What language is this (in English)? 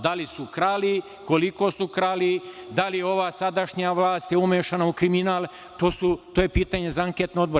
Serbian